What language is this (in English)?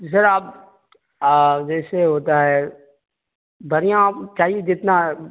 Urdu